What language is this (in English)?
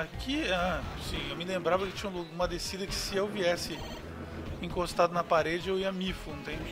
Portuguese